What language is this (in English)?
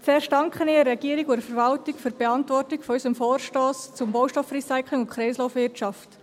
Swiss German